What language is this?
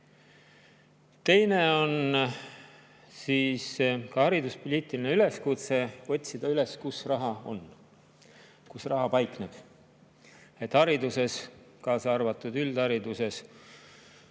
Estonian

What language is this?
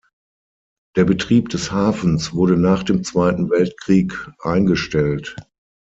German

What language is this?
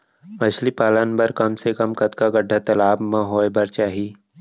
Chhattisgarhi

